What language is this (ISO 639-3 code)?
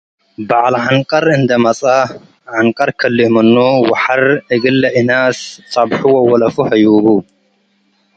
tig